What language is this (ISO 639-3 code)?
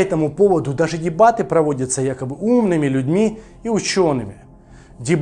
rus